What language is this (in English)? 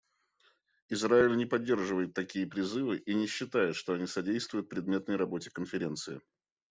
Russian